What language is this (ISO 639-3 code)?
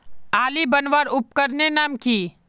mag